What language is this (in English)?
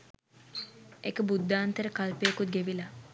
Sinhala